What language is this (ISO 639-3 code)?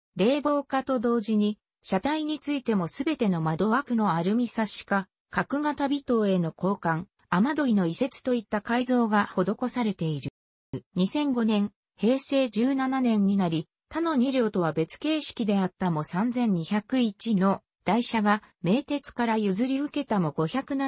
jpn